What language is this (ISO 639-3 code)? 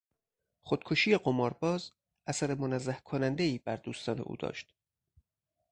fas